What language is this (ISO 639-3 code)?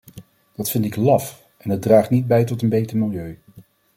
nld